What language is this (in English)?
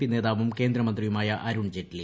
Malayalam